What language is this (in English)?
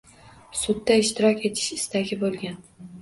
Uzbek